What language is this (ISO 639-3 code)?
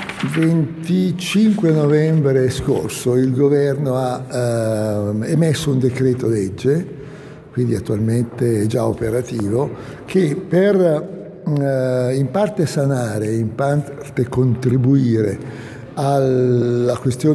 ita